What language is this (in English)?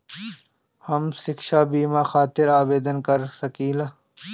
Bhojpuri